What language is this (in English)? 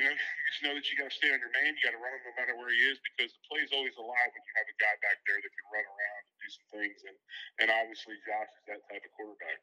English